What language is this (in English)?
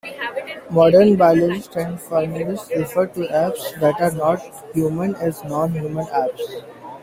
English